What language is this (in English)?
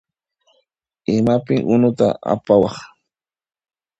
Puno Quechua